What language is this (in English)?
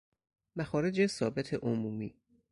Persian